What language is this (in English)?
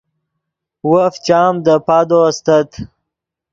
Yidgha